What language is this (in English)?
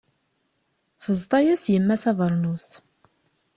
Kabyle